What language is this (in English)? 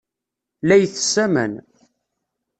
Kabyle